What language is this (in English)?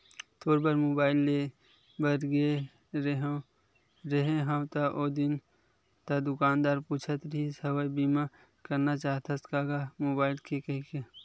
Chhattisgarhi